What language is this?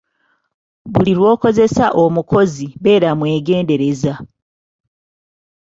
Ganda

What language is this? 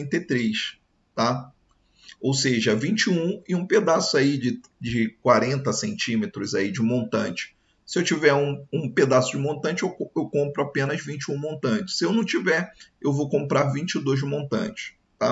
Portuguese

